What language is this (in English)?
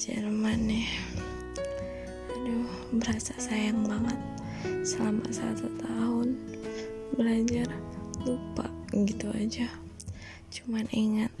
Indonesian